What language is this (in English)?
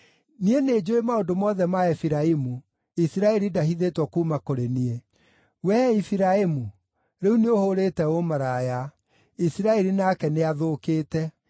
Kikuyu